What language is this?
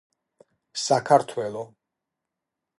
Georgian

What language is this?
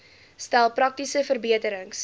Afrikaans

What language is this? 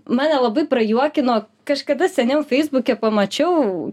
Lithuanian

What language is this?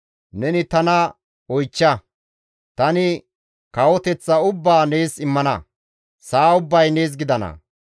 Gamo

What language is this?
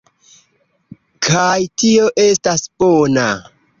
Esperanto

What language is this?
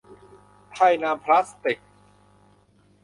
Thai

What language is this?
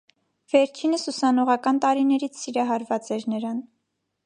Armenian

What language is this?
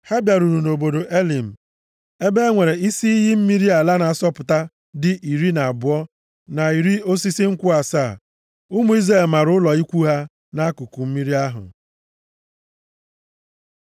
Igbo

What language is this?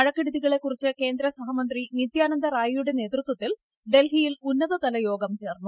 Malayalam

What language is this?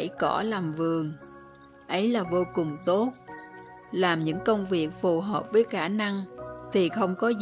Vietnamese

